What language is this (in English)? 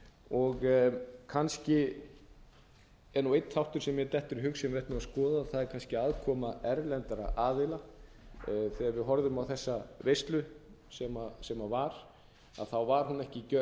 Icelandic